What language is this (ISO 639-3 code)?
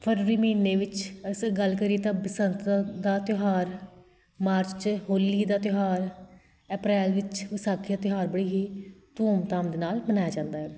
pan